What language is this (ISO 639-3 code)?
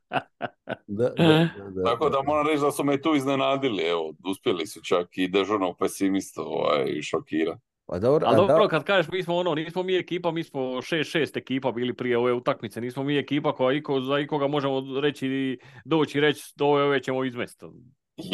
hrv